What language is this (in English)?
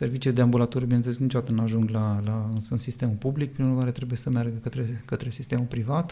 Romanian